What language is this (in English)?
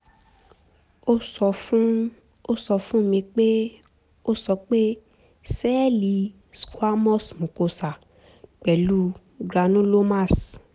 Yoruba